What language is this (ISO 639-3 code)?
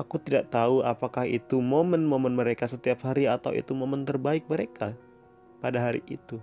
ind